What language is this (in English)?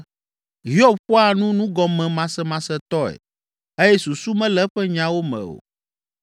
Ewe